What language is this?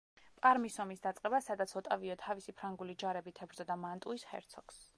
Georgian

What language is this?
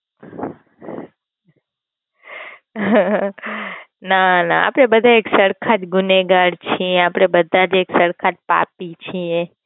Gujarati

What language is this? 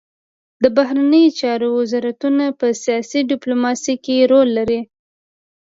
Pashto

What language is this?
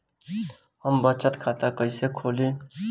Bhojpuri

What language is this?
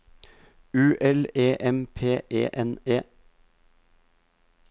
Norwegian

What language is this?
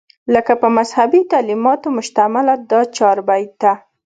Pashto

